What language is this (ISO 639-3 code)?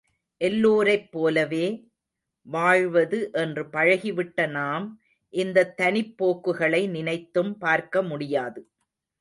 tam